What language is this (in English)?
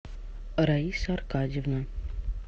Russian